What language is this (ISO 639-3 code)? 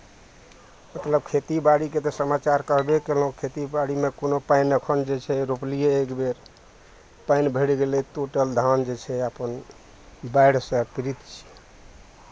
mai